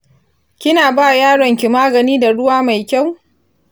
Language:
Hausa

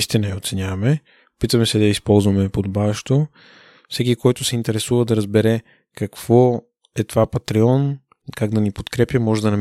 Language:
Bulgarian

